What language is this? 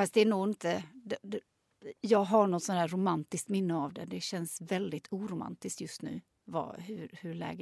Swedish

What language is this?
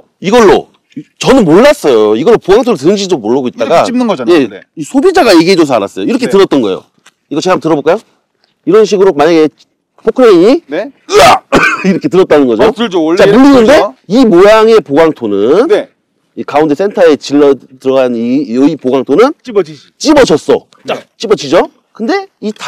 Korean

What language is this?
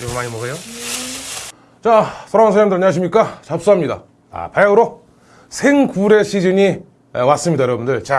Korean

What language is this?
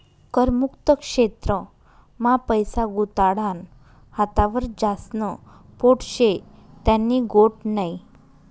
Marathi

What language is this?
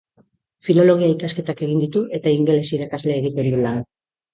Basque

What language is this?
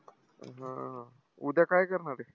Marathi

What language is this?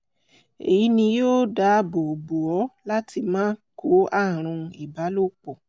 Yoruba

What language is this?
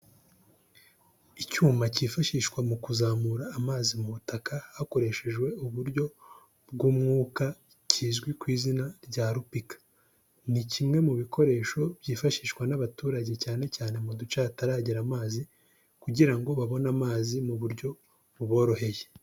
Kinyarwanda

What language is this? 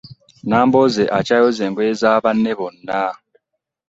Ganda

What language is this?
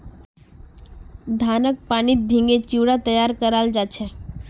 Magahi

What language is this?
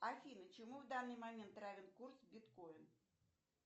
Russian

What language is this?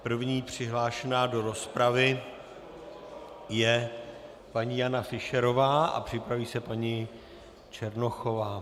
Czech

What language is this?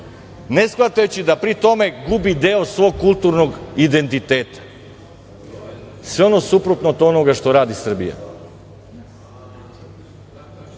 Serbian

